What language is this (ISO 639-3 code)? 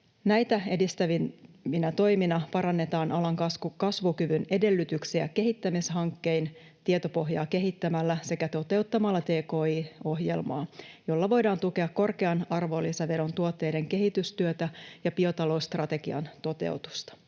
fin